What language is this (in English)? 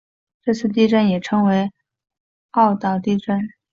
Chinese